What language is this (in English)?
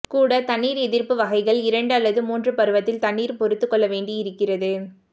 Tamil